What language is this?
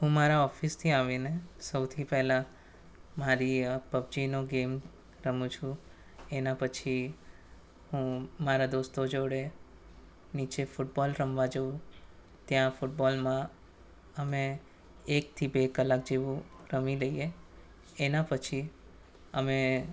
Gujarati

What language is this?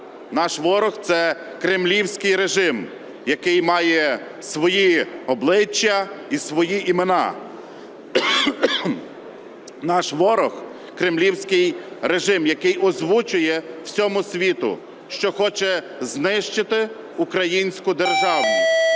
Ukrainian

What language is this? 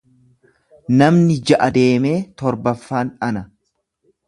Oromo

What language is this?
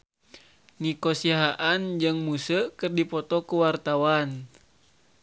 Sundanese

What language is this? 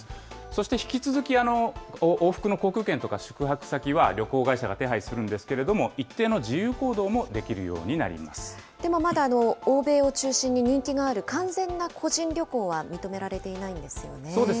Japanese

